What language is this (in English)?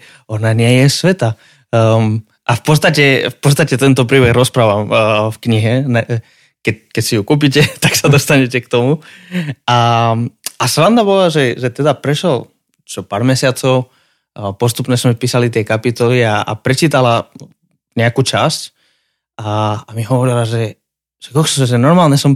Slovak